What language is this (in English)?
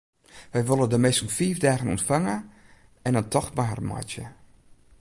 Western Frisian